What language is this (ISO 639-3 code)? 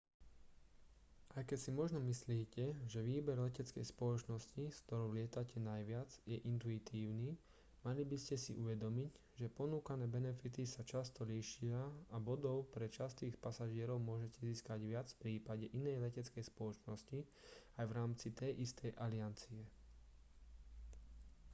slk